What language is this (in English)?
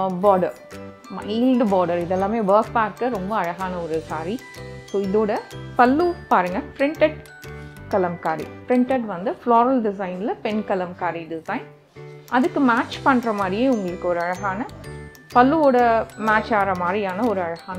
Tamil